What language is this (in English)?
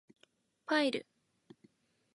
Japanese